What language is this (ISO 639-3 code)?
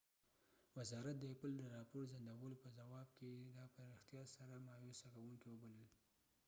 pus